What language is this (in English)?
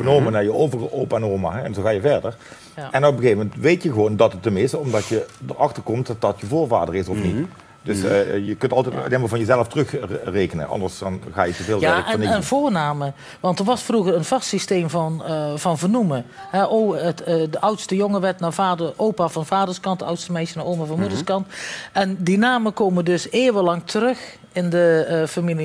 Dutch